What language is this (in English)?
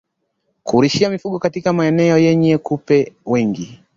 Swahili